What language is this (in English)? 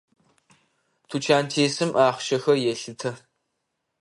Adyghe